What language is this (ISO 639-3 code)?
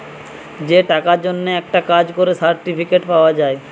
ben